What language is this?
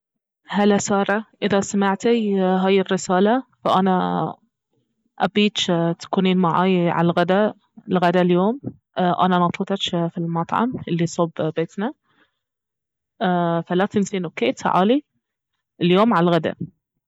Baharna Arabic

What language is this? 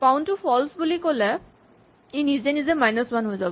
Assamese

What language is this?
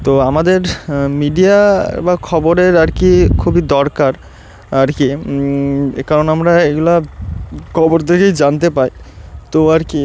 Bangla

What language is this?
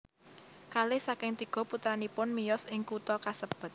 Javanese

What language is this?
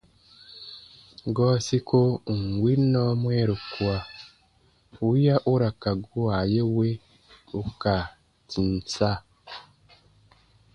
Baatonum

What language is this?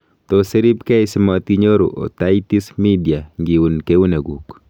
Kalenjin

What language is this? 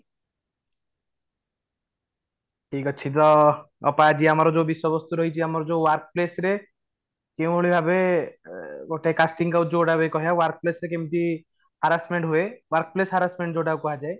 Odia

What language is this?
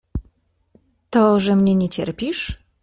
Polish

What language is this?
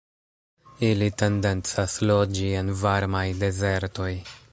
Esperanto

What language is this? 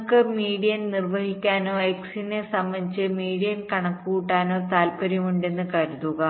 Malayalam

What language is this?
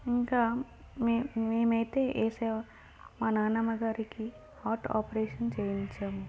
Telugu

